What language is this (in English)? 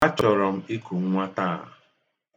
Igbo